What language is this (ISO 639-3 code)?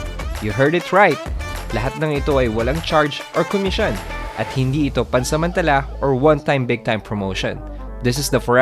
fil